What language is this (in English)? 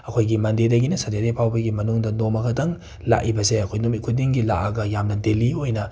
Manipuri